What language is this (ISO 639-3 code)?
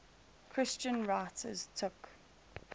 eng